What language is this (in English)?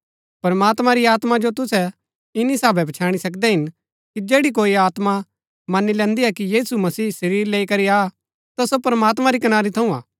Gaddi